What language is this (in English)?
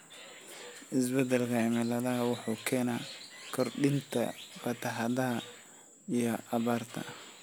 Somali